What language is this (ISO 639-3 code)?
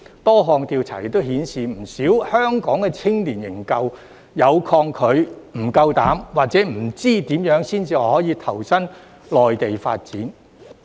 yue